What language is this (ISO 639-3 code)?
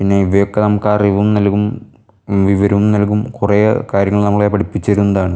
mal